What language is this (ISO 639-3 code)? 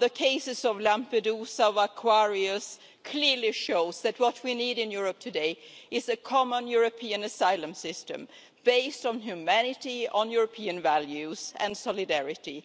eng